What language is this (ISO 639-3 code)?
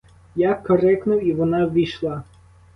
ukr